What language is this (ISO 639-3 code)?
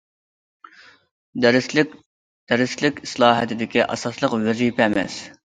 uig